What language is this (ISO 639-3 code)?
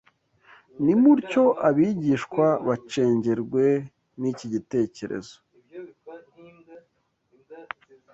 kin